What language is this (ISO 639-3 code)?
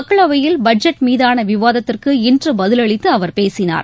tam